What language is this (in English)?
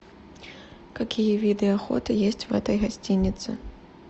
Russian